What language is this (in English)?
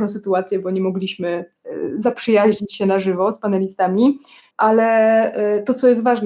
Polish